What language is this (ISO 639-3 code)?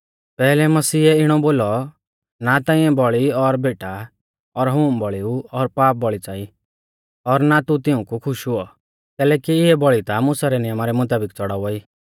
bfz